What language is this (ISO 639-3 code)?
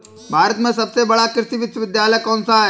hin